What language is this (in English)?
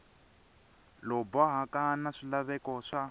Tsonga